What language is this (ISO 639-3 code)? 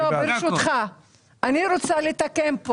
heb